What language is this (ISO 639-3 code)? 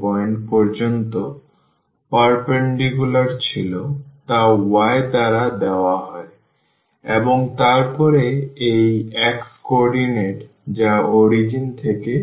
ben